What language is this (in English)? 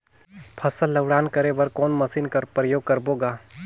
Chhattisgarhi